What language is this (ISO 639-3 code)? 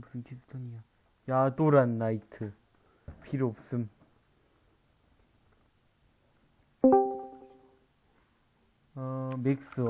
kor